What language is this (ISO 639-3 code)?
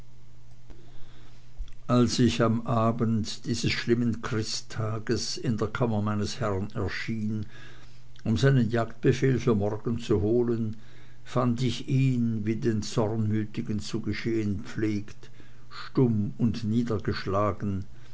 deu